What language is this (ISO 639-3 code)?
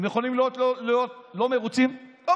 heb